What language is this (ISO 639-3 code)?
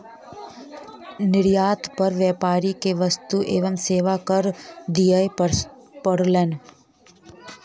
mai